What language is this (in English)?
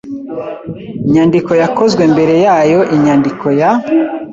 Kinyarwanda